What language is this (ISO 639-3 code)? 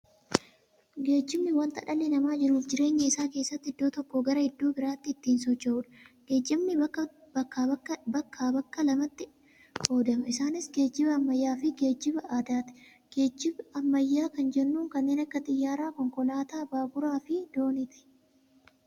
orm